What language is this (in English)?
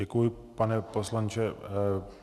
Czech